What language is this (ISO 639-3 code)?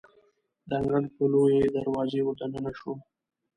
pus